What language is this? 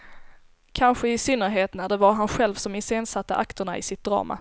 Swedish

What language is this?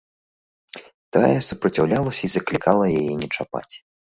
Belarusian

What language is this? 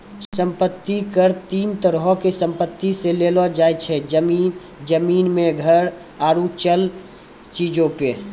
Maithili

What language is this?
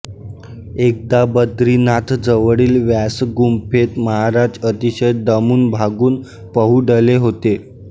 Marathi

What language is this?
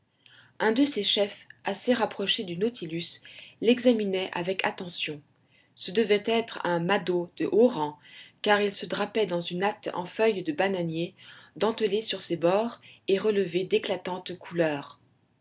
French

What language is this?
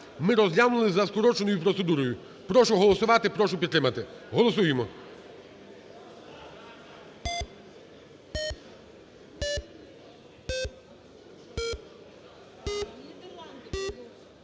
Ukrainian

